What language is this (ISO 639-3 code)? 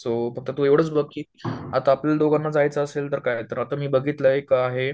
mar